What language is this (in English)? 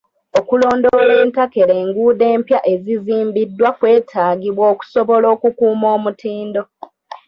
Ganda